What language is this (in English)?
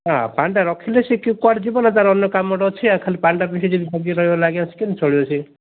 Odia